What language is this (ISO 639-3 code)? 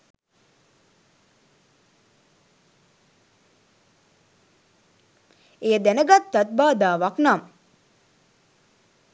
sin